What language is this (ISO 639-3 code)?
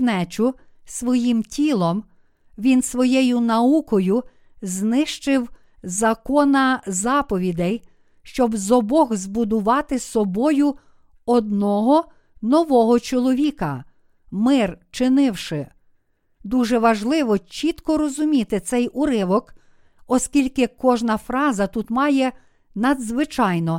ukr